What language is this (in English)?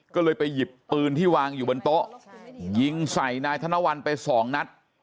Thai